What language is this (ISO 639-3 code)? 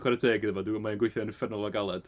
cym